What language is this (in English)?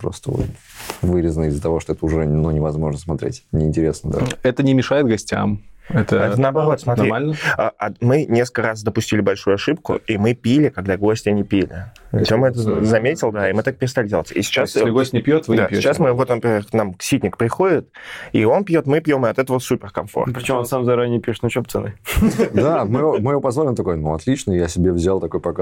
Russian